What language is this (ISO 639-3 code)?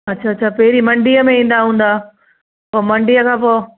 snd